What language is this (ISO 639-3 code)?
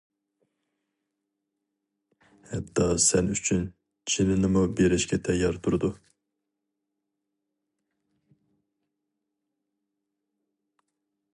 uig